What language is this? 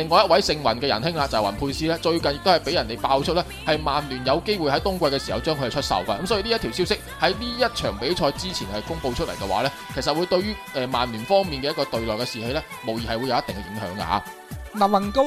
Chinese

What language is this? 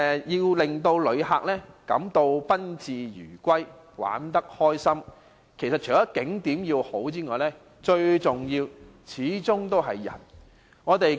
Cantonese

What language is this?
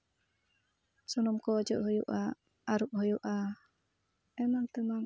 Santali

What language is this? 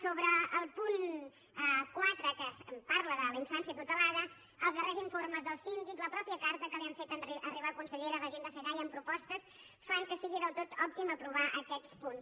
Catalan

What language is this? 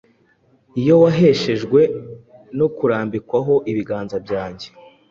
Kinyarwanda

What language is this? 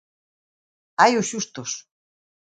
Galician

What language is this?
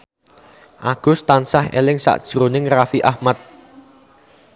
Javanese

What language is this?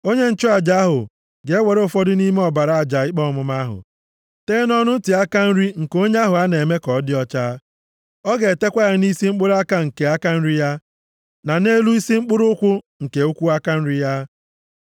Igbo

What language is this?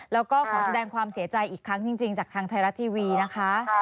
Thai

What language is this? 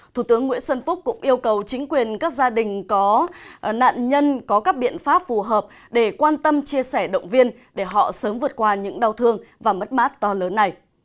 Vietnamese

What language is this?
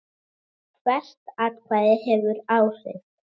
Icelandic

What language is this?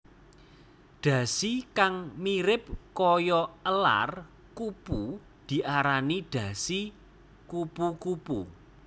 Javanese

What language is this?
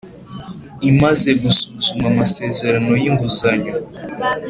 Kinyarwanda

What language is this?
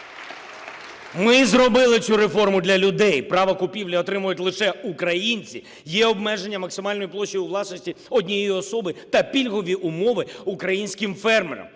Ukrainian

